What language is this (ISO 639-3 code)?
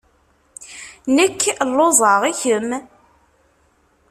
kab